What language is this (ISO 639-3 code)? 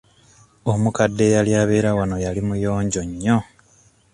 lug